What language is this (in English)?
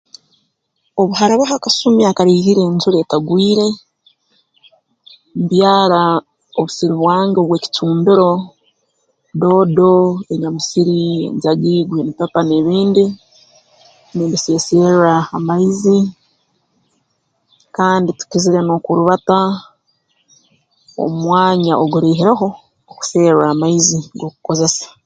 Tooro